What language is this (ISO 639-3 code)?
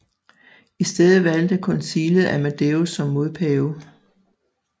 dan